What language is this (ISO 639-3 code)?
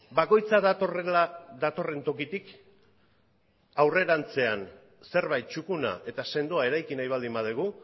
eus